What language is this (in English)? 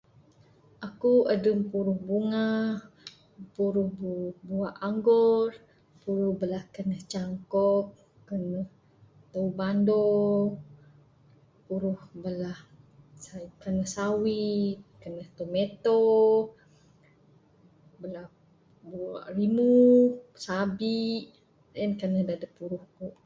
Bukar-Sadung Bidayuh